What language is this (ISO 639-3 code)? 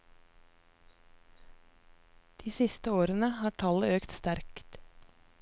nor